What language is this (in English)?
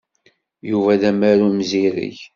Kabyle